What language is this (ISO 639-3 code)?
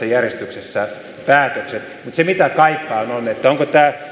fin